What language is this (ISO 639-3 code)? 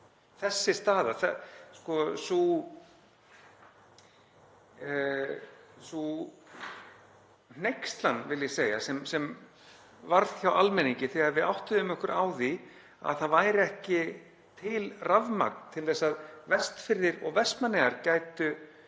isl